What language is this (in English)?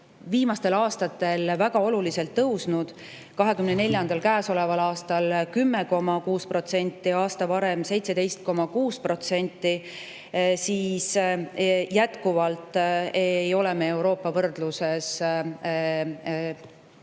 Estonian